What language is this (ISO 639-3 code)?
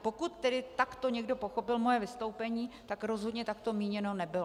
ces